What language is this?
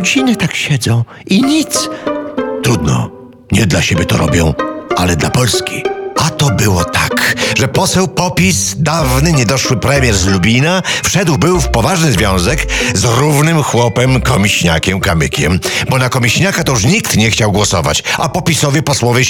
Polish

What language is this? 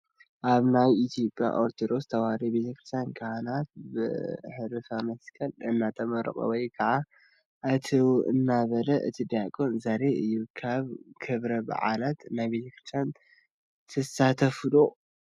Tigrinya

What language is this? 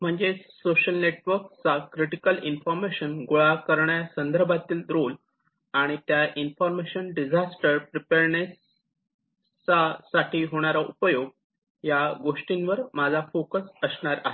Marathi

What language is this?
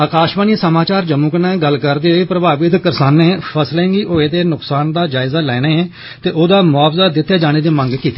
Dogri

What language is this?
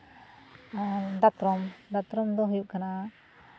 Santali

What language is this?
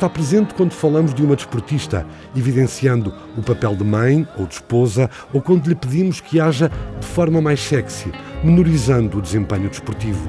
Portuguese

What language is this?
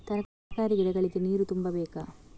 Kannada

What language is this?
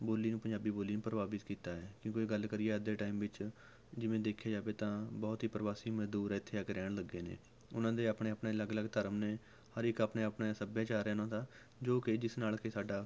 Punjabi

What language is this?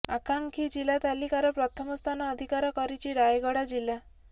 Odia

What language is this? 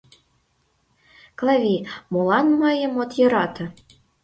Mari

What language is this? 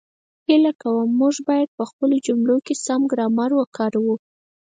Pashto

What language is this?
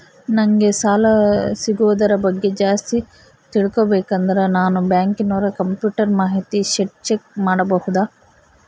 Kannada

